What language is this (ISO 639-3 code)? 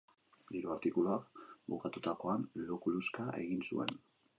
eus